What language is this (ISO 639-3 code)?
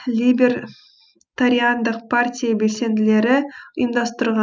kaz